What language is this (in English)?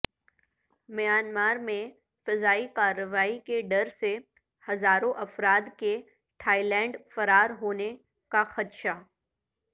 Urdu